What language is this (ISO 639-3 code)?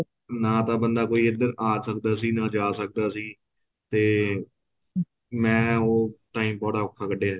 pan